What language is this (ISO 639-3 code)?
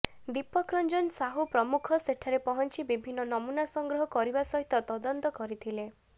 ori